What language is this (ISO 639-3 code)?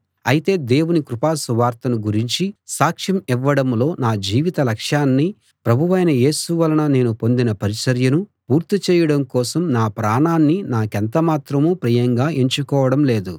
tel